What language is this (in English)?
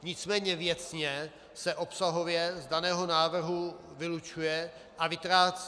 Czech